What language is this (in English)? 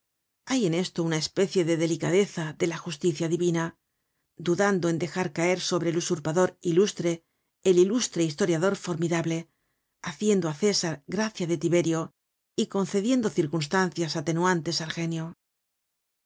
Spanish